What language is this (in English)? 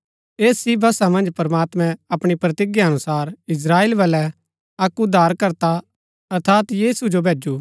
Gaddi